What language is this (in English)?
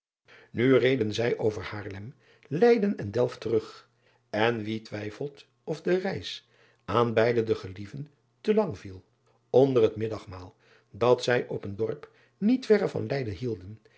Dutch